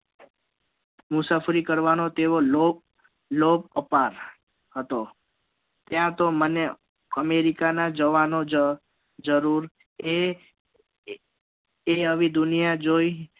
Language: Gujarati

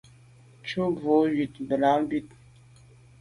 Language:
Medumba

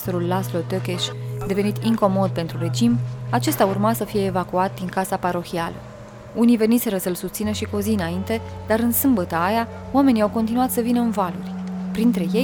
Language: Romanian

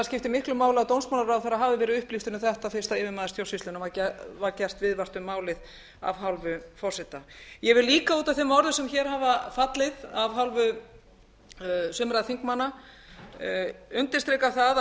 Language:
Icelandic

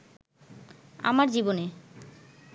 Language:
Bangla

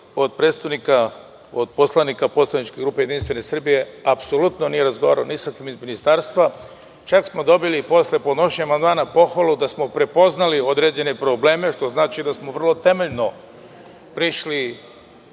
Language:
Serbian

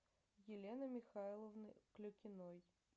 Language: Russian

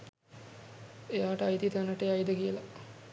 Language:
Sinhala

